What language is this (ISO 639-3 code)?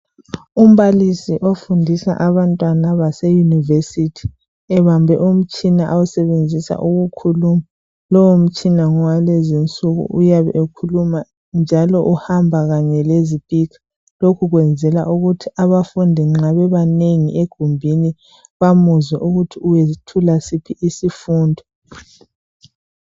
nde